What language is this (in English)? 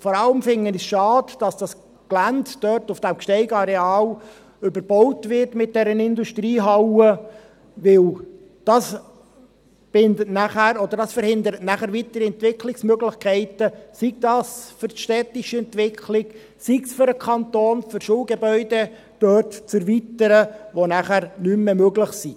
Swiss German